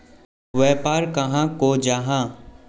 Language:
Magahi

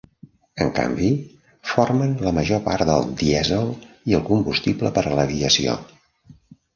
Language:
Catalan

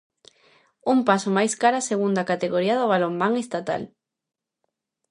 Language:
Galician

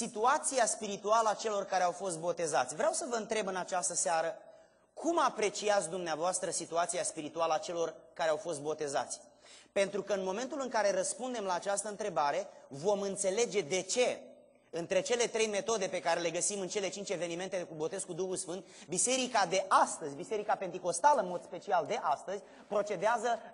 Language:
Romanian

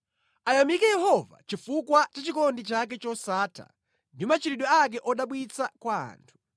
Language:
Nyanja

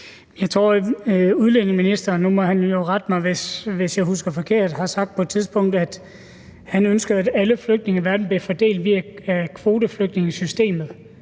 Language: Danish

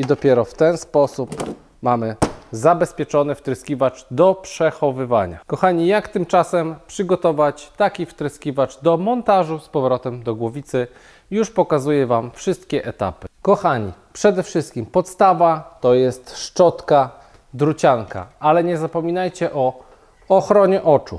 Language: Polish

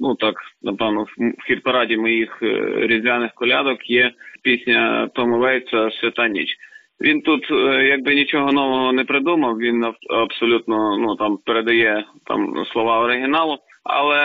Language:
Ukrainian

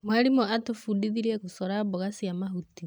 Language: Kikuyu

